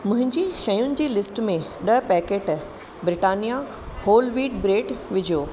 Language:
Sindhi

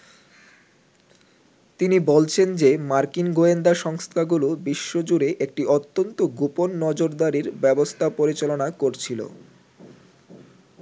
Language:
Bangla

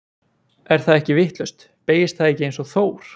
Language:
Icelandic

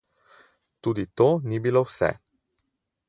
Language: Slovenian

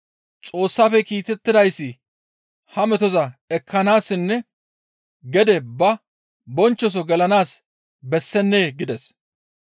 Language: Gamo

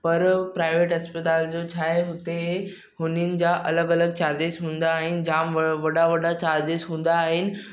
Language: Sindhi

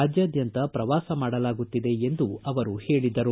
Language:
Kannada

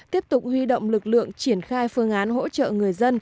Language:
Vietnamese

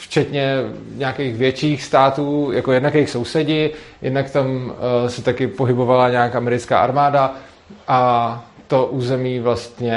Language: Czech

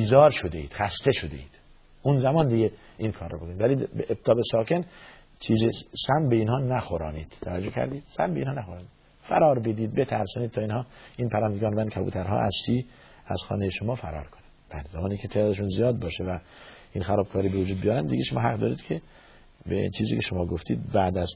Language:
Persian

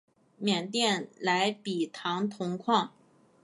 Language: Chinese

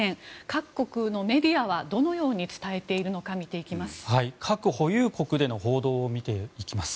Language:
Japanese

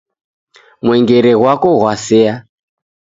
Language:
Taita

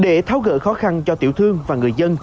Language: Vietnamese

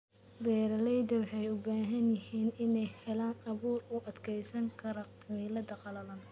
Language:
Somali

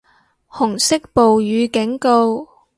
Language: Cantonese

